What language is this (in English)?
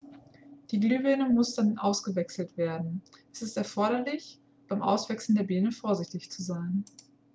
German